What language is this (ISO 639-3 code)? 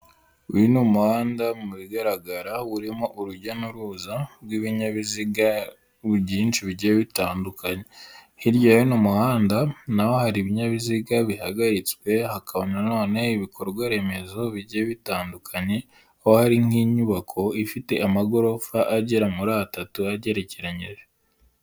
kin